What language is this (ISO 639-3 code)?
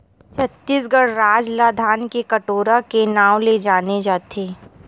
hne